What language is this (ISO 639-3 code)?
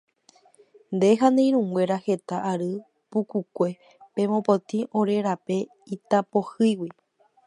grn